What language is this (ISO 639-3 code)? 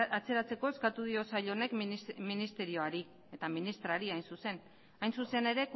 eus